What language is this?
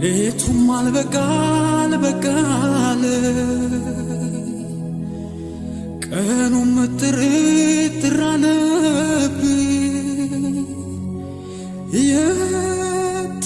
Amharic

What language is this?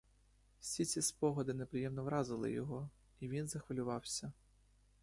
Ukrainian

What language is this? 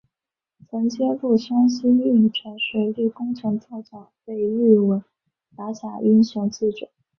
Chinese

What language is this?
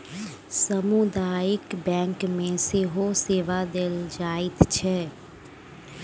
Maithili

